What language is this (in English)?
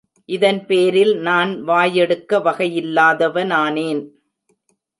Tamil